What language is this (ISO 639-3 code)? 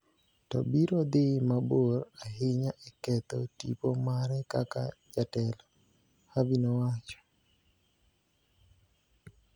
luo